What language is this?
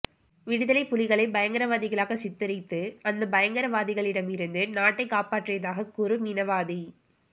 Tamil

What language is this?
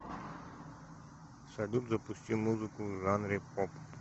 Russian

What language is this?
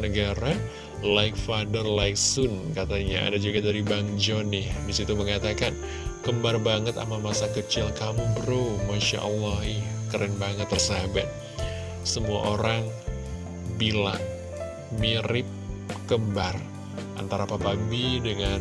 Indonesian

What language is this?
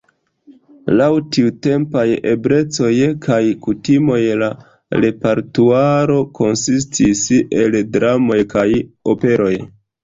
Esperanto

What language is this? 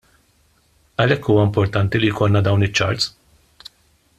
Maltese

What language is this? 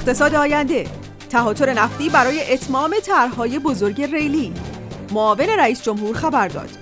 Persian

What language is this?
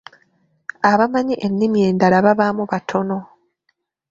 Ganda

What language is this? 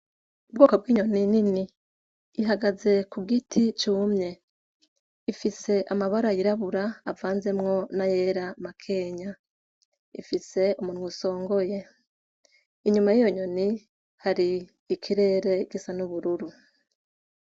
Rundi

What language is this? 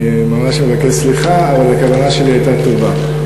Hebrew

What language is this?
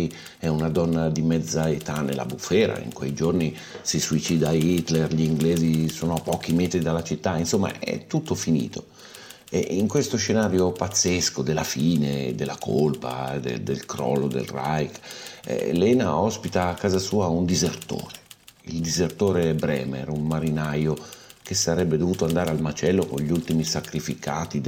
Italian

